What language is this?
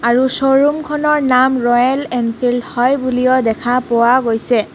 Assamese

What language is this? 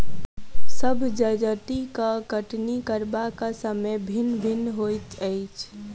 Maithili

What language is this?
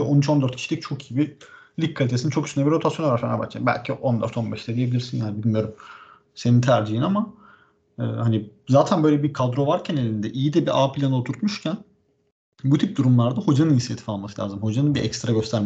Turkish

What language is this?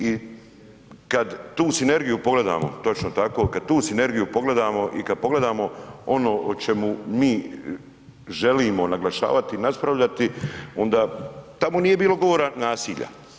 Croatian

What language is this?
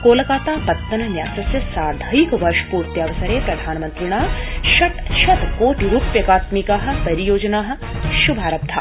Sanskrit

